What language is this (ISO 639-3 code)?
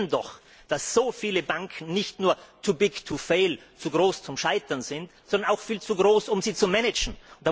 deu